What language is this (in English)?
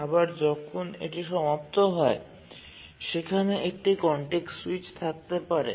Bangla